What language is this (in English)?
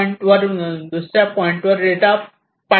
Marathi